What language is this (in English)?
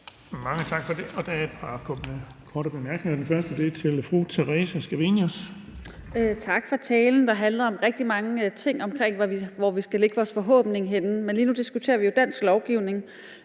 Danish